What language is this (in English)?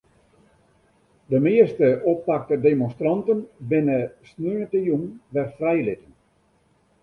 Western Frisian